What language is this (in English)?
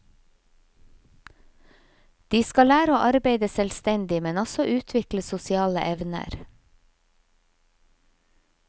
Norwegian